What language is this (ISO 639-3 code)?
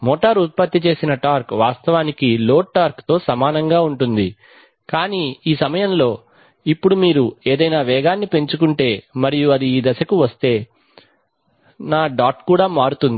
tel